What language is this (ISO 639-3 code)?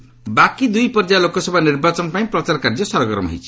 ori